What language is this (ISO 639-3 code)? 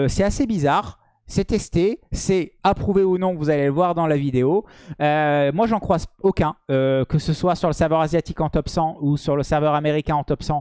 fra